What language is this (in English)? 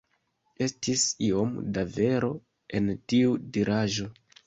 Esperanto